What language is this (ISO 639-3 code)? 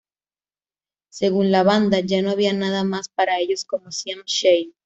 spa